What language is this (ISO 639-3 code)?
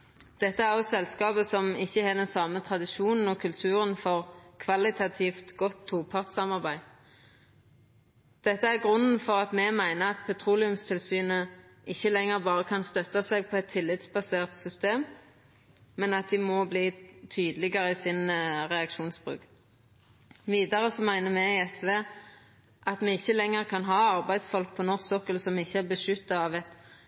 nno